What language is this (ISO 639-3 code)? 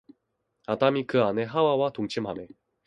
kor